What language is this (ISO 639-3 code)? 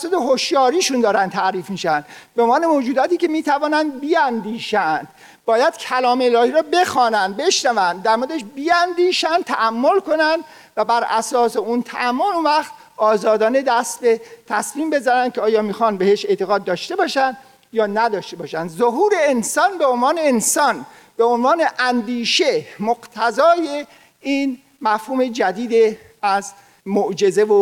fas